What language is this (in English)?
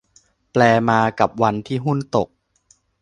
Thai